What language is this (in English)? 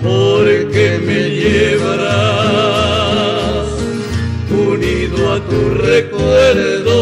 Romanian